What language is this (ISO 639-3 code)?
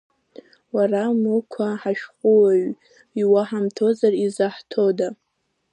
abk